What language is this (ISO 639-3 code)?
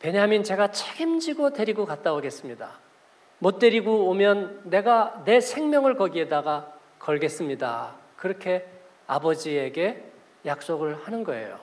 kor